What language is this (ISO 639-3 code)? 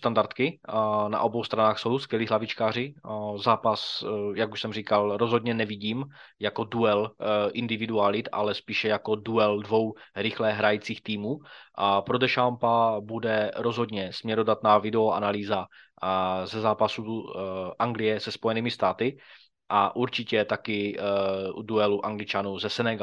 ces